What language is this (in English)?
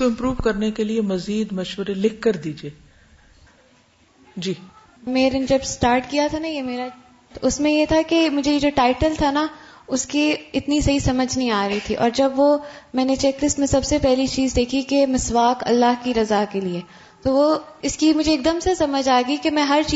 Urdu